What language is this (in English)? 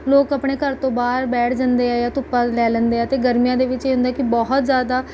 Punjabi